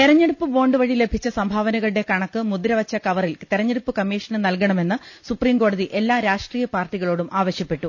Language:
Malayalam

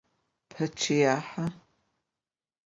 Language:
Adyghe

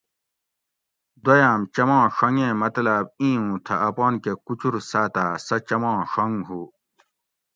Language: Gawri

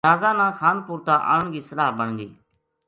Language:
Gujari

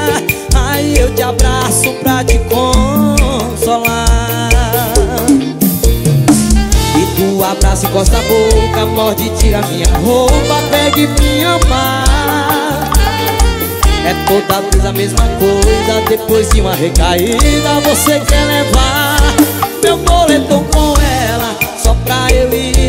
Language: Portuguese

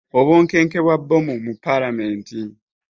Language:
Ganda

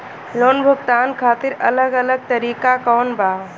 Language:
Bhojpuri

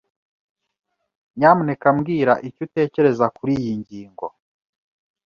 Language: Kinyarwanda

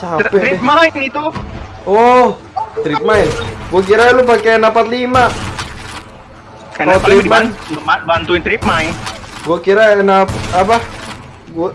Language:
Indonesian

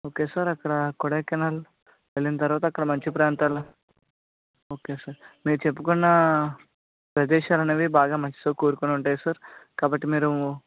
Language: Telugu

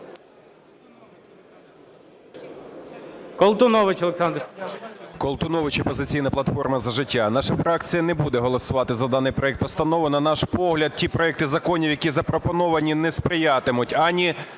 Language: Ukrainian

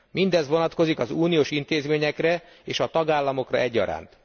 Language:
Hungarian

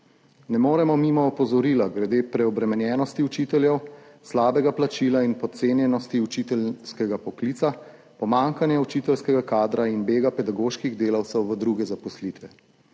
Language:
Slovenian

